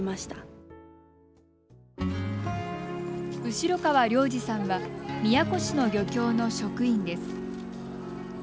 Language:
Japanese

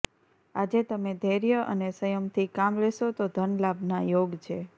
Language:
Gujarati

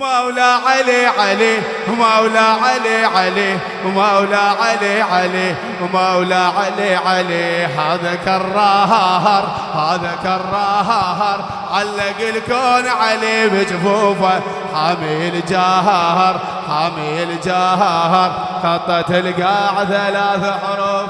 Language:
Arabic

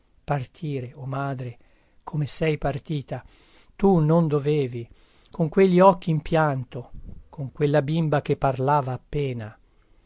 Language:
Italian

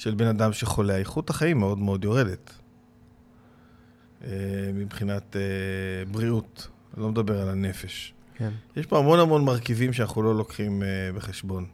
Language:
Hebrew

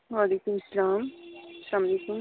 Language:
Urdu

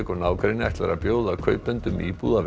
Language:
Icelandic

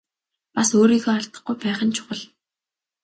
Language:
Mongolian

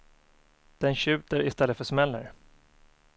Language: Swedish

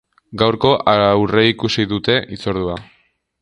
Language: Basque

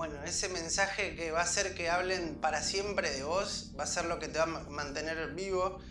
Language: Spanish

